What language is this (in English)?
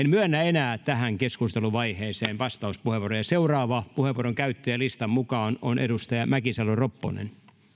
Finnish